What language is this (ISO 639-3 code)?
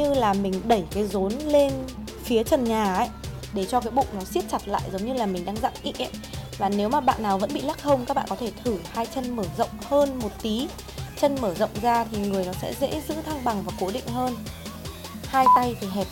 vie